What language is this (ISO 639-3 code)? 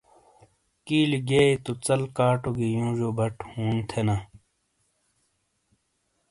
scl